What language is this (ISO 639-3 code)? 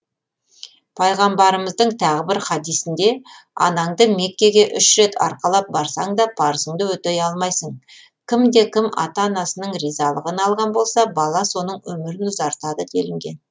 kaz